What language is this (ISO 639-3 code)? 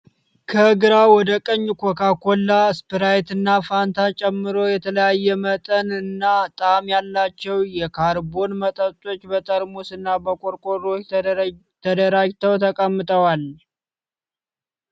amh